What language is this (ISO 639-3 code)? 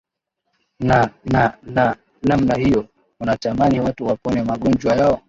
swa